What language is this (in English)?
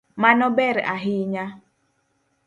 Luo (Kenya and Tanzania)